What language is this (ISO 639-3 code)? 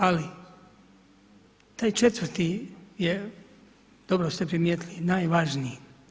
hrv